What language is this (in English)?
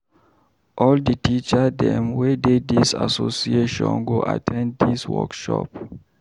Nigerian Pidgin